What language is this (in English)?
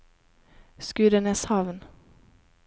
Norwegian